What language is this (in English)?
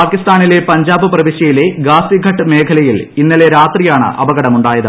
Malayalam